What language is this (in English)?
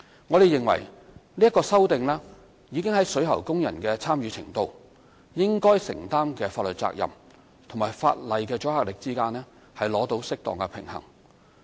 Cantonese